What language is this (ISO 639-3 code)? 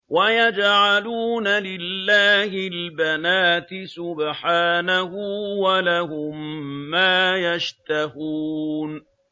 ara